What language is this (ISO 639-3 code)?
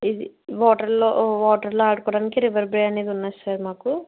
tel